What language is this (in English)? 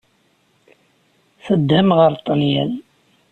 Kabyle